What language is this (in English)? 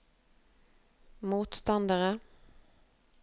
Norwegian